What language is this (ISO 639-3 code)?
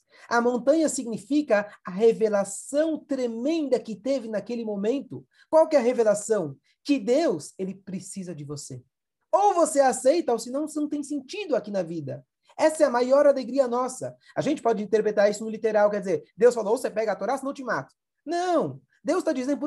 por